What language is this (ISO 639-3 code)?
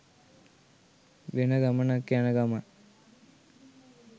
sin